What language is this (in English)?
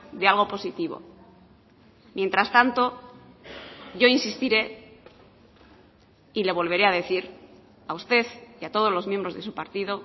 Spanish